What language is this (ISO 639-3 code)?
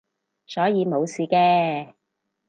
yue